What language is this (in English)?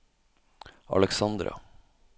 Norwegian